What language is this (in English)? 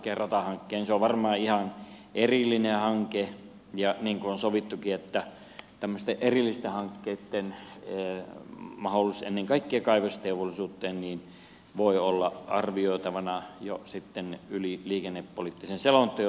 Finnish